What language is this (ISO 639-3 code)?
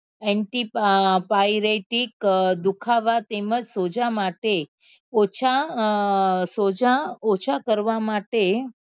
guj